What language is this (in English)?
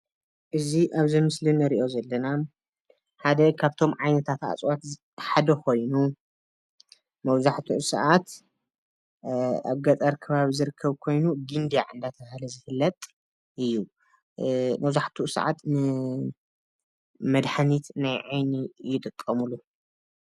Tigrinya